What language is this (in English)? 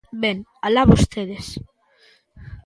Galician